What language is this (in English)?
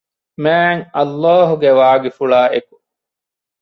Divehi